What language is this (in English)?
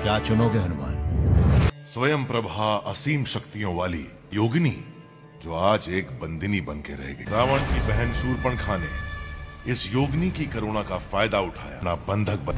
Hindi